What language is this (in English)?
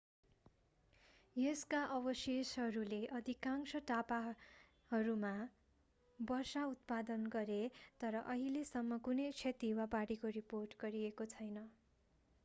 Nepali